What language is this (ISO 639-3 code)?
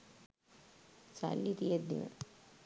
sin